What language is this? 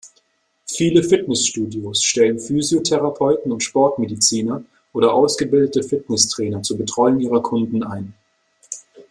German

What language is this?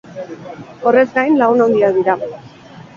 Basque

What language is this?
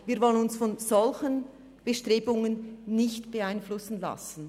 Swiss German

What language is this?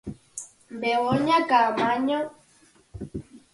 Galician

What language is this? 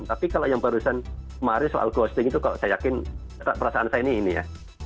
Indonesian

